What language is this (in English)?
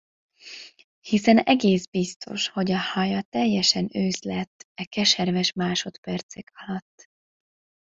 Hungarian